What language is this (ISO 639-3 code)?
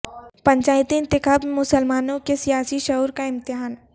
urd